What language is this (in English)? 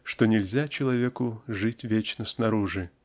Russian